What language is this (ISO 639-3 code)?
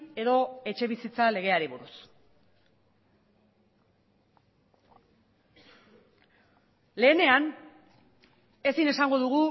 eus